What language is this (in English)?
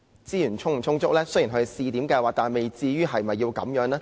Cantonese